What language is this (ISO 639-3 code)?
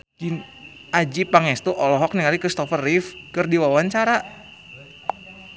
sun